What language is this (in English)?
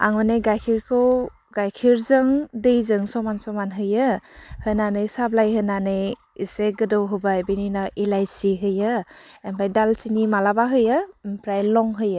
Bodo